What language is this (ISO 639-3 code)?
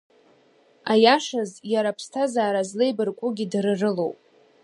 abk